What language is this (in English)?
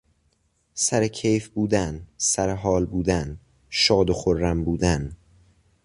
Persian